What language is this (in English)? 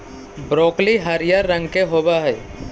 Magahi